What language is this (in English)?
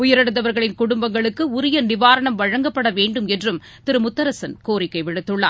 Tamil